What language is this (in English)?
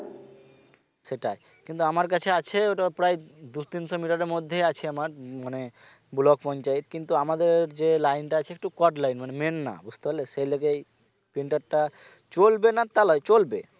Bangla